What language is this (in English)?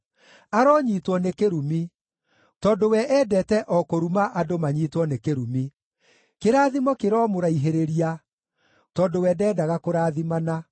Kikuyu